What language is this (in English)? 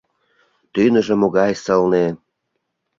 Mari